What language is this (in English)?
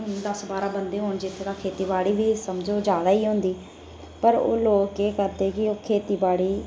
Dogri